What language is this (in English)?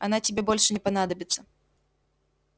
Russian